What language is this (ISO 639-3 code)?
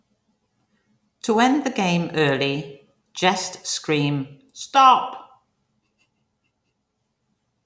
eng